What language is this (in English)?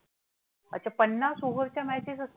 Marathi